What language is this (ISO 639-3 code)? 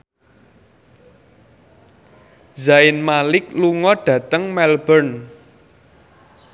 jav